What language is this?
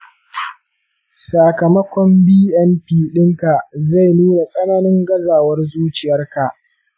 Hausa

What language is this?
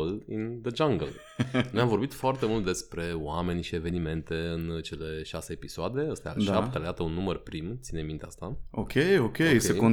Romanian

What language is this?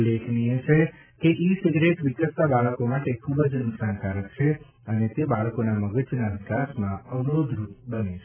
Gujarati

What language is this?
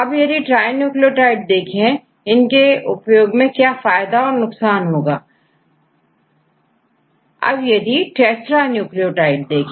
Hindi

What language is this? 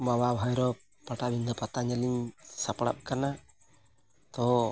Santali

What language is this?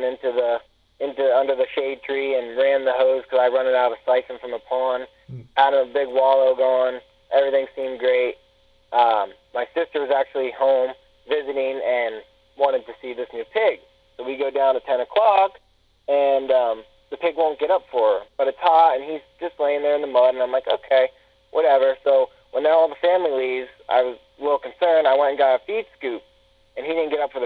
English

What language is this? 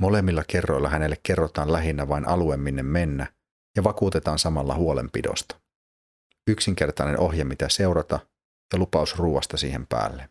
Finnish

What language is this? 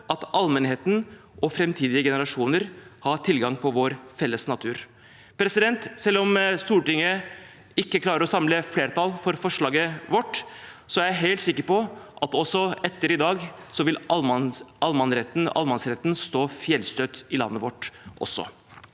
Norwegian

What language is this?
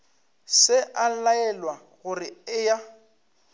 Northern Sotho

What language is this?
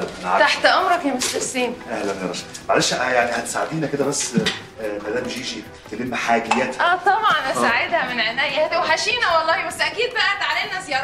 Arabic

